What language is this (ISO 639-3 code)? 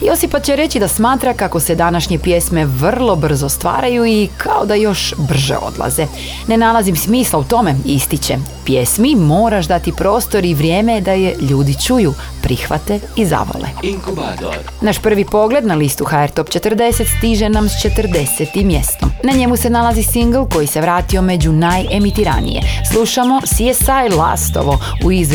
hrv